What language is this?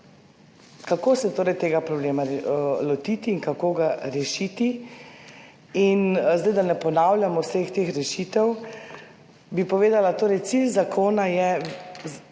Slovenian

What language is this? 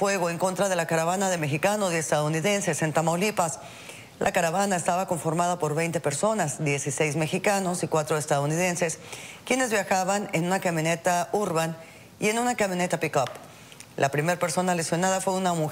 Spanish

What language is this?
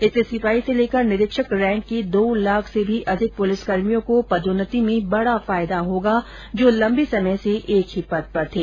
Hindi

